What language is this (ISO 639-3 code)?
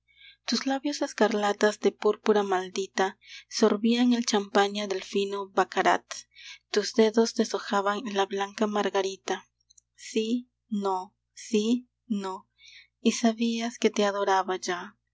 spa